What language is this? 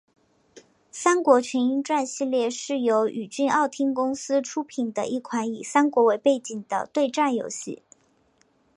Chinese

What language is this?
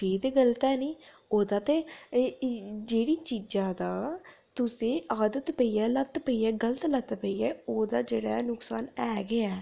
Dogri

